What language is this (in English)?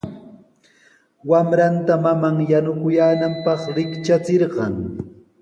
Sihuas Ancash Quechua